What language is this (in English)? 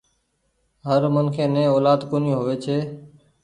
Goaria